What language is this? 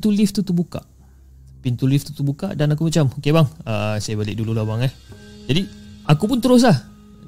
Malay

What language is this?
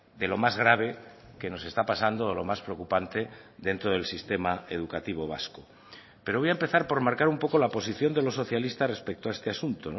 Spanish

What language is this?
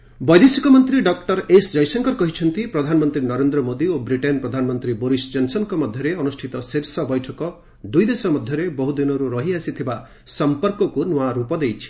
Odia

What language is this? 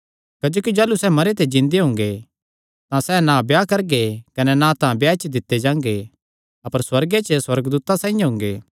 Kangri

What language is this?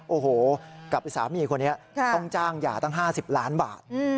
Thai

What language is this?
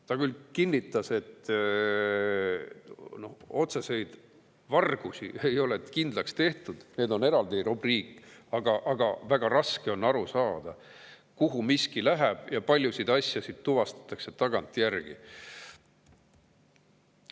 Estonian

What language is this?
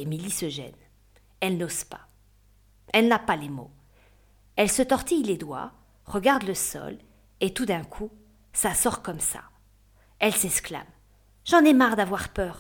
French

